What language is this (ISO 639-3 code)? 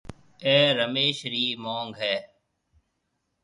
mve